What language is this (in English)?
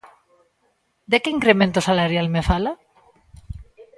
Galician